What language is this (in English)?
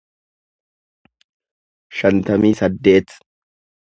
Oromo